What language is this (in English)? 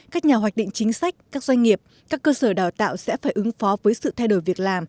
Vietnamese